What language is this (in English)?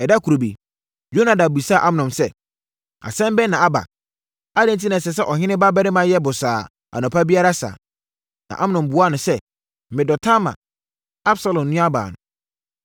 Akan